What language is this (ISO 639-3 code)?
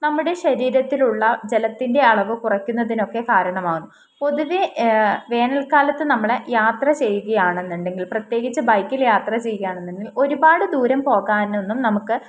mal